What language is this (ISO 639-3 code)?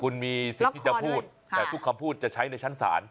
tha